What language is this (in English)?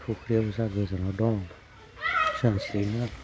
Bodo